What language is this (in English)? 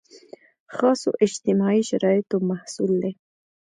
Pashto